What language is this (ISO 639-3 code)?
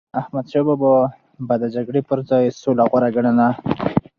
pus